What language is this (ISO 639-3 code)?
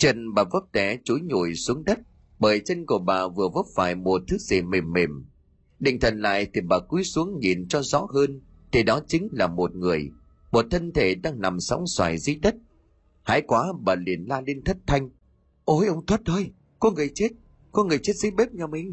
vie